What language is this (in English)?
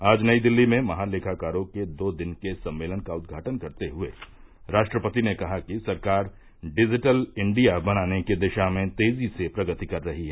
Hindi